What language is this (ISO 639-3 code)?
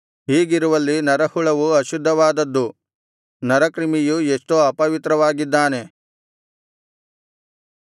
kan